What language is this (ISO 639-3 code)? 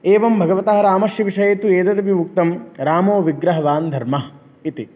san